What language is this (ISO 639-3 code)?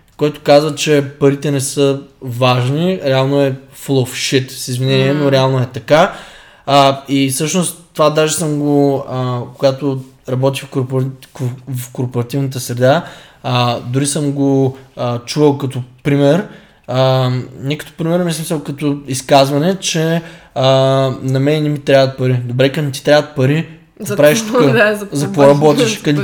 bul